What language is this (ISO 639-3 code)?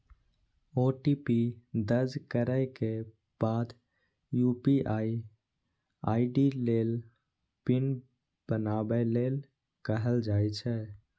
mai